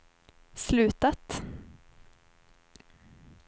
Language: Swedish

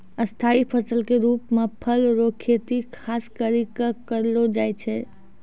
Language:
Maithili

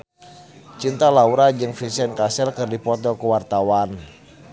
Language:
Sundanese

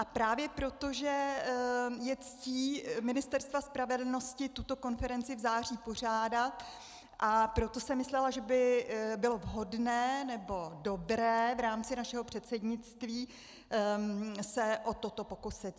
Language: Czech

